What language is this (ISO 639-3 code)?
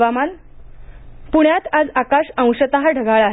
mar